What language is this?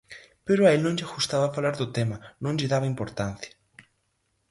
Galician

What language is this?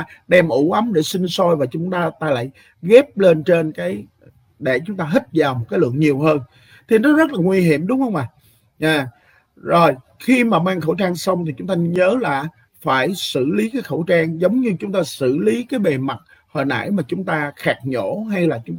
Vietnamese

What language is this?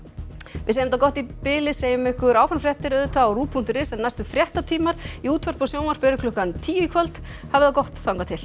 Icelandic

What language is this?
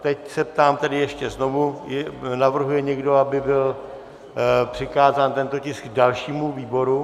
Czech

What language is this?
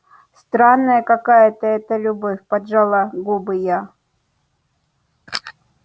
Russian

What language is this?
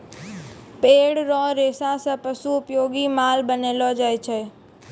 Maithili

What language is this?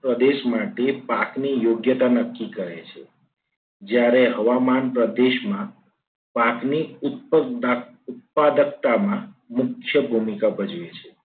Gujarati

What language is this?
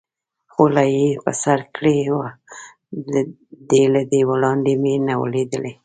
Pashto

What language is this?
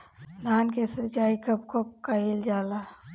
Bhojpuri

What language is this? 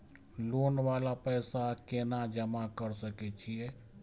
Maithili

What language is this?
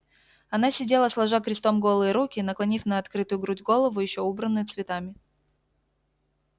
Russian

